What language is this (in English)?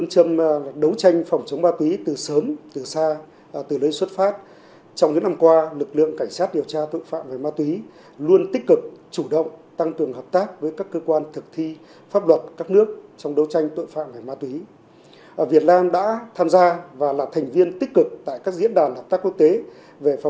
Vietnamese